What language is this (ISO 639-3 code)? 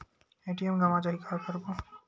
hne